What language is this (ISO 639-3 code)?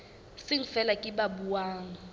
sot